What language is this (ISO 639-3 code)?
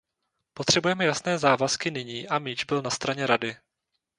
ces